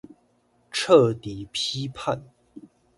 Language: Chinese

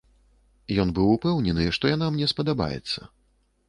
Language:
Belarusian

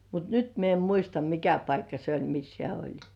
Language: Finnish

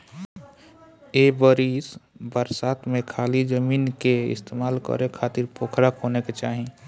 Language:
Bhojpuri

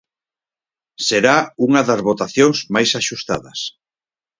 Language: Galician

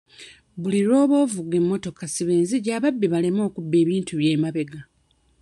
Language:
Ganda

